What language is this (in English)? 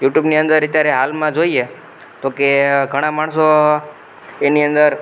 Gujarati